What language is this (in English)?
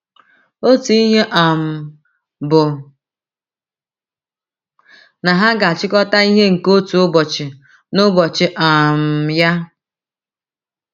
Igbo